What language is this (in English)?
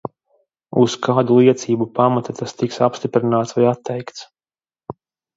Latvian